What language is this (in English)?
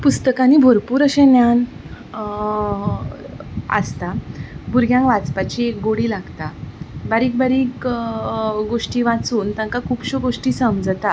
Konkani